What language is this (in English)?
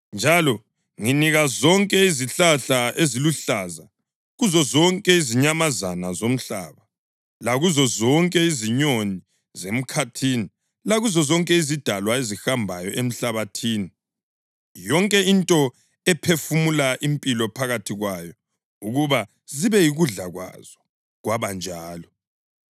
North Ndebele